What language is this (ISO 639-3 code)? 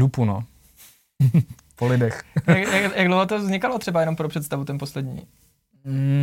ces